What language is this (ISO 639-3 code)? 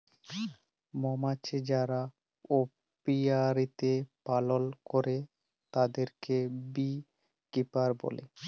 ben